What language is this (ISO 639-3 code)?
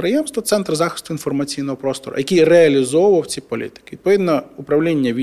ukr